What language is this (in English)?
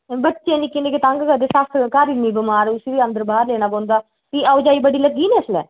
Dogri